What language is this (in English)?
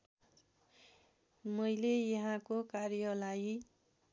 Nepali